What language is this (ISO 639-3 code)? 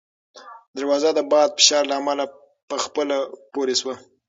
pus